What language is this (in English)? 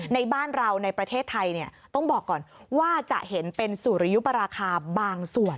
Thai